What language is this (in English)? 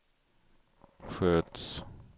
Swedish